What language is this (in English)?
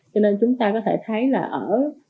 Vietnamese